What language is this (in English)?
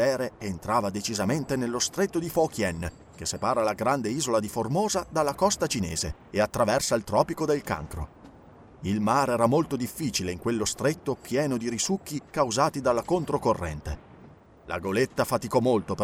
Italian